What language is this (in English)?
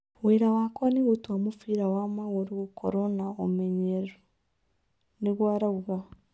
Kikuyu